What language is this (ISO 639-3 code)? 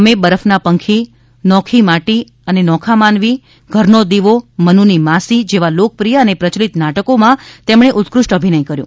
guj